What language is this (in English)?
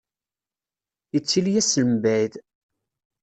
Kabyle